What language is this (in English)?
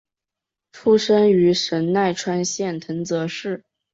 Chinese